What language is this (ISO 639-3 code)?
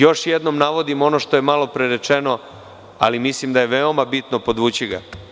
srp